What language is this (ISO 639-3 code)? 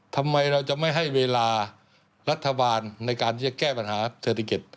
tha